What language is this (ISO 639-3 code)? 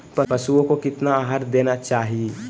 mag